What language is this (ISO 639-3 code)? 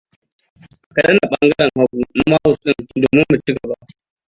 hau